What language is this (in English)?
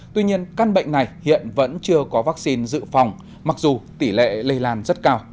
Vietnamese